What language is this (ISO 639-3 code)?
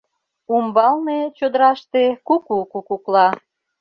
chm